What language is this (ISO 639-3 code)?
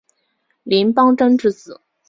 zho